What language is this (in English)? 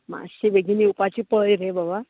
Konkani